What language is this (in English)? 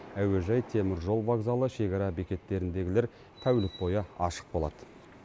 Kazakh